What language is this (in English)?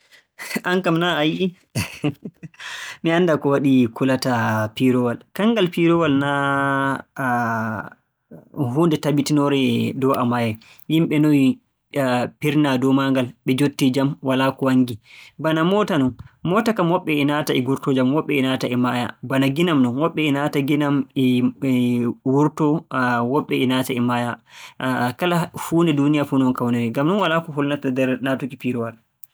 Borgu Fulfulde